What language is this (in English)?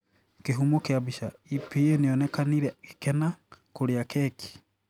Kikuyu